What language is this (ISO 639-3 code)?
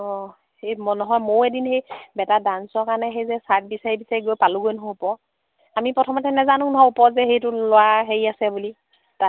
asm